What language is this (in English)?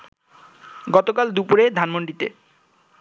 Bangla